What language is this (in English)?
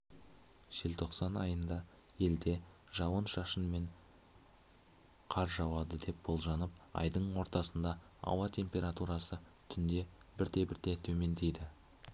Kazakh